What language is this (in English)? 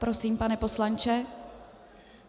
Czech